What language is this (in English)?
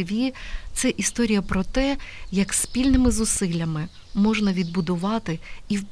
Ukrainian